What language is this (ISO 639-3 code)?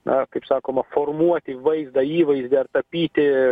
lit